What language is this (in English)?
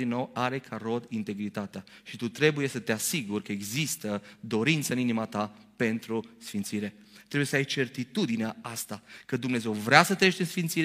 Romanian